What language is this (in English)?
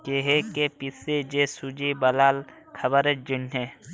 Bangla